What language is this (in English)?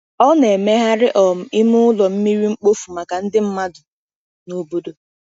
Igbo